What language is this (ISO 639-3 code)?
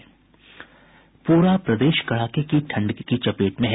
hin